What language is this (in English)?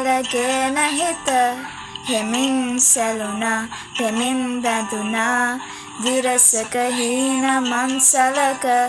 Sinhala